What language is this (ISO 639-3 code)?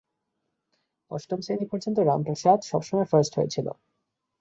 ben